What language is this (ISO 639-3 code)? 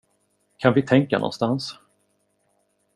swe